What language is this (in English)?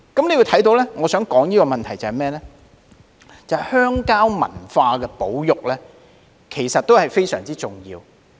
Cantonese